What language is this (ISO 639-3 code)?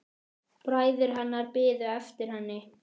isl